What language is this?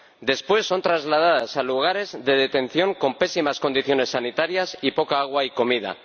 Spanish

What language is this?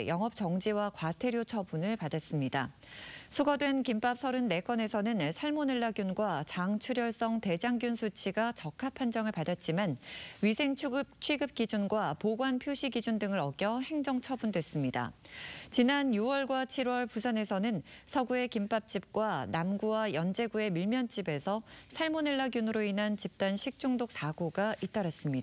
Korean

